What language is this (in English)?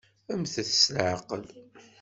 Kabyle